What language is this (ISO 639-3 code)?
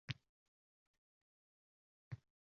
uzb